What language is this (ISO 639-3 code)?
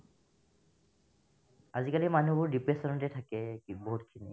asm